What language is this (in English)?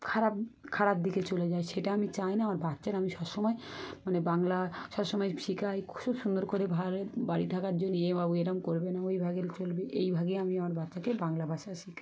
Bangla